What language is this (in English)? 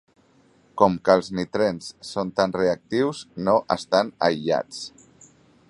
Catalan